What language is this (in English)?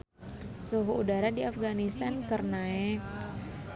Sundanese